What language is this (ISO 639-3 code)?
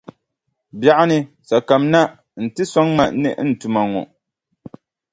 dag